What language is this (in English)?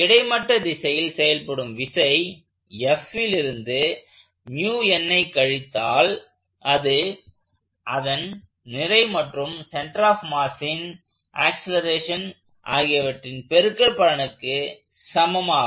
Tamil